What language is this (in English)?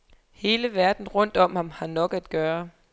Danish